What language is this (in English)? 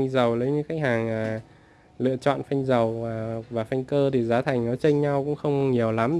Vietnamese